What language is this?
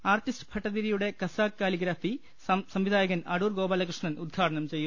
Malayalam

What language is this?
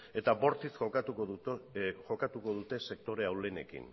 Basque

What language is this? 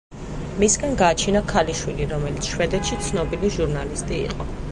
Georgian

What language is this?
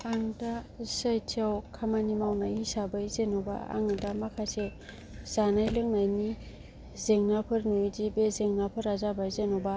Bodo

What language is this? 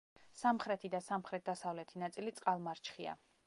Georgian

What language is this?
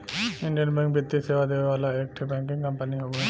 Bhojpuri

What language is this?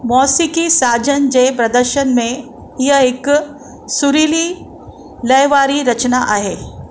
Sindhi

